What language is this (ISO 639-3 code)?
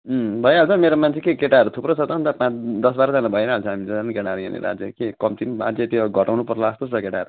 nep